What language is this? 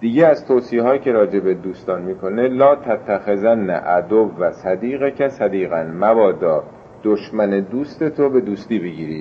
Persian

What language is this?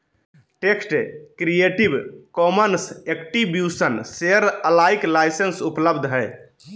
Magahi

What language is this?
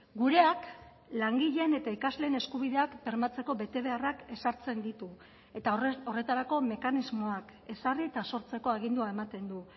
Basque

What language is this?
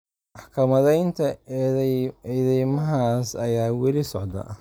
Somali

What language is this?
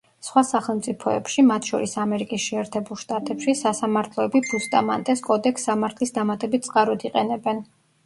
Georgian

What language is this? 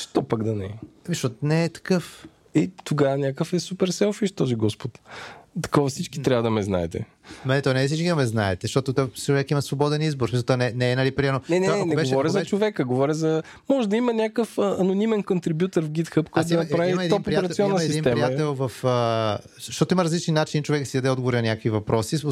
Bulgarian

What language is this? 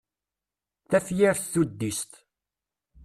Kabyle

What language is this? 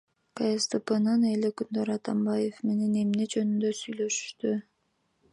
Kyrgyz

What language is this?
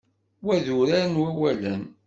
Kabyle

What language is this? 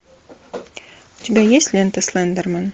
Russian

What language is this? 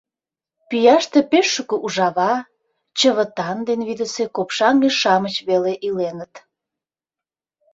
Mari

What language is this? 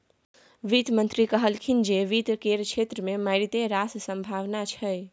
Maithili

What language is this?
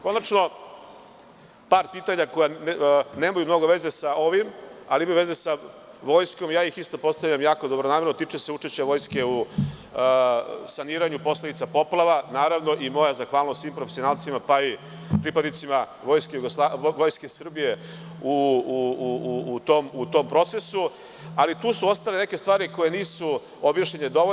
Serbian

